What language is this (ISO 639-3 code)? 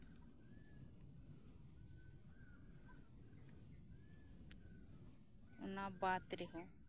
sat